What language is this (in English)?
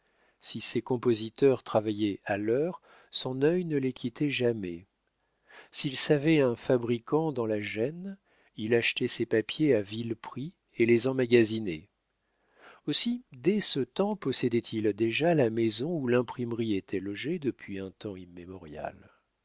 French